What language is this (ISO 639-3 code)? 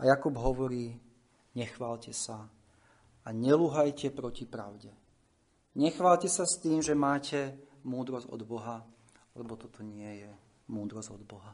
slk